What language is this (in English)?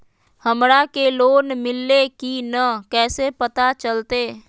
Magahi